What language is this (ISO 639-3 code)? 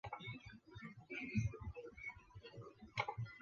zho